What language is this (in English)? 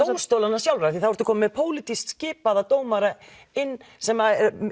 Icelandic